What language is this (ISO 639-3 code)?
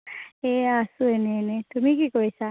asm